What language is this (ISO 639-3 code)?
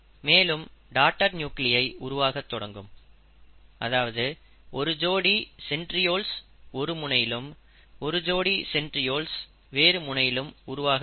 tam